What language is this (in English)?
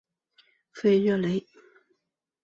Chinese